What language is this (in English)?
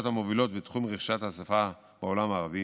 Hebrew